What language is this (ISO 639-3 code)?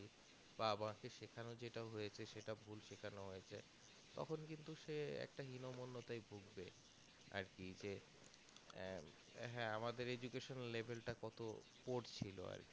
ben